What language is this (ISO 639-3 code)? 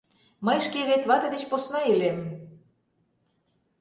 chm